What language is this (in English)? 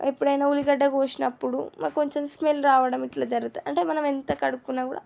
Telugu